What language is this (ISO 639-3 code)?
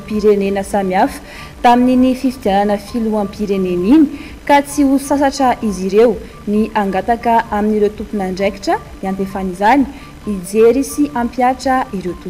ron